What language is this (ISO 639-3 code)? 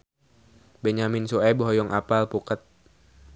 sun